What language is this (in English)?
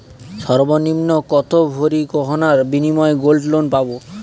Bangla